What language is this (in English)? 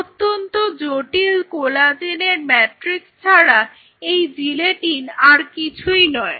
Bangla